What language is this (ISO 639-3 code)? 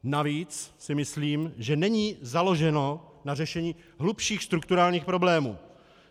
ces